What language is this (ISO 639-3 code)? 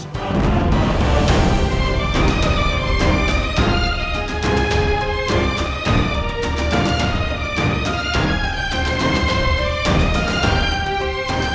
ind